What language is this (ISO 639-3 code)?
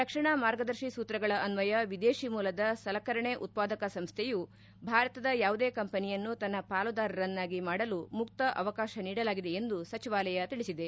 kan